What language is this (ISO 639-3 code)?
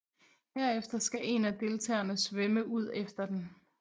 dan